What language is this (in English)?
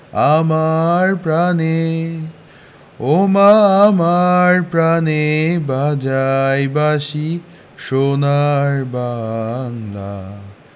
Bangla